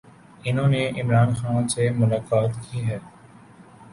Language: Urdu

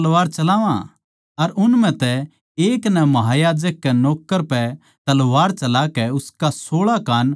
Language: Haryanvi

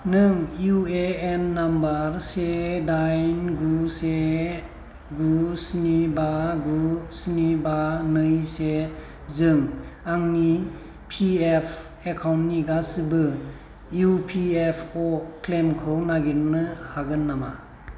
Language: Bodo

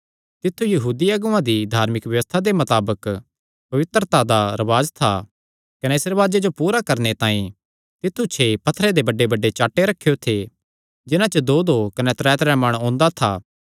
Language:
Kangri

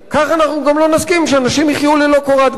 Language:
Hebrew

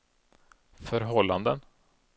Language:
Swedish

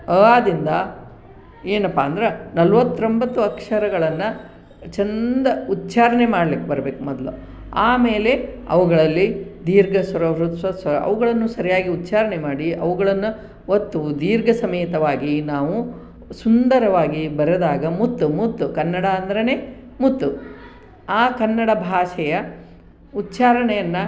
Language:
Kannada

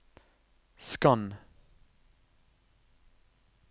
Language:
Norwegian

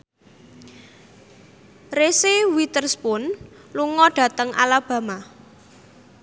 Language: Javanese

